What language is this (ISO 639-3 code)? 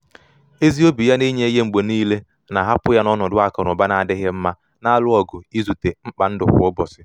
ibo